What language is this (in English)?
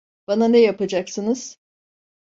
Turkish